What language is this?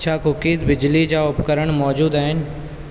Sindhi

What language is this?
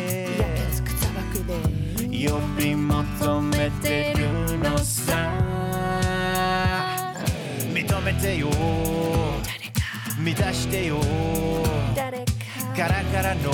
Japanese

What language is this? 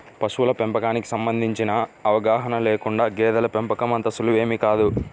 Telugu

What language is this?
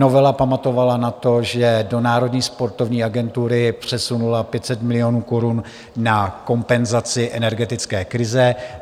Czech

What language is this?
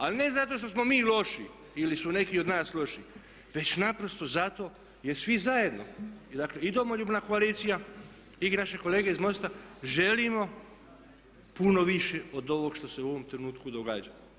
Croatian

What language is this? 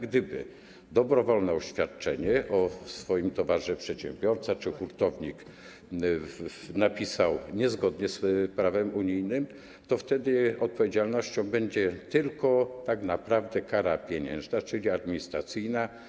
Polish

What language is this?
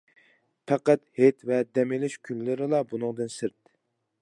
Uyghur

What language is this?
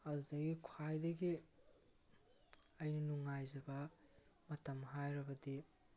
Manipuri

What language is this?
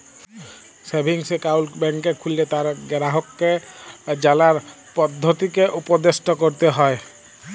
Bangla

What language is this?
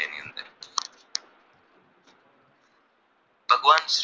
Gujarati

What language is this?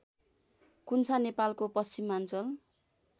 Nepali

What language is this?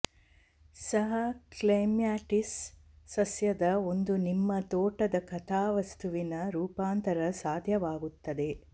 Kannada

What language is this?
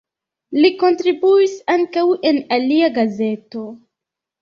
Esperanto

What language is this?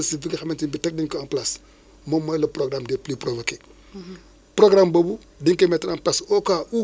Wolof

